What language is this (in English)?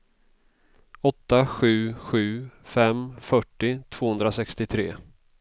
Swedish